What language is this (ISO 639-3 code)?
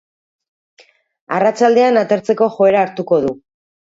eus